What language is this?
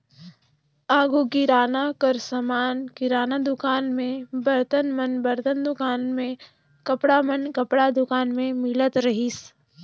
Chhattisgarhi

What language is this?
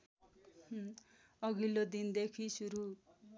Nepali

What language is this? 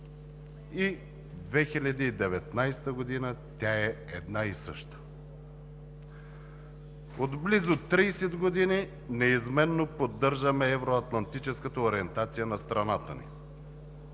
Bulgarian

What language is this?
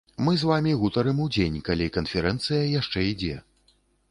Belarusian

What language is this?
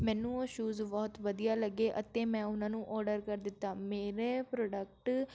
Punjabi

